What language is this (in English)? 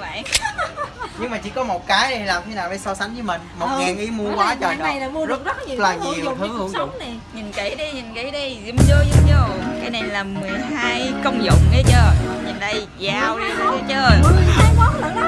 Vietnamese